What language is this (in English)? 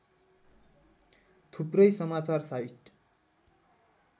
Nepali